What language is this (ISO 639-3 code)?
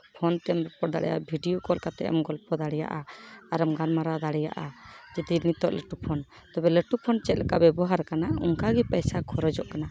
sat